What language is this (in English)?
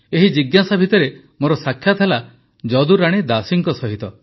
Odia